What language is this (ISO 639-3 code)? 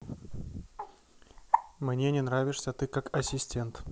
rus